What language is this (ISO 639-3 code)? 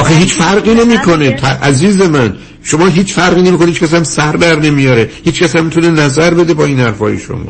fas